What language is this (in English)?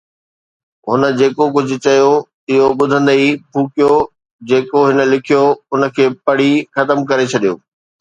Sindhi